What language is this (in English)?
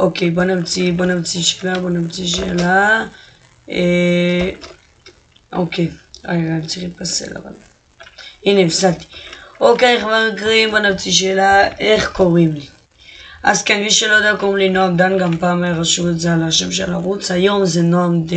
Hebrew